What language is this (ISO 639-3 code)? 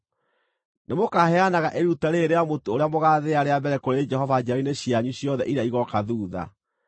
kik